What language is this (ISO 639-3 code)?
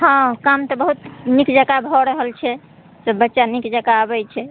mai